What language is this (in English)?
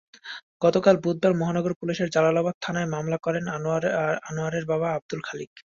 Bangla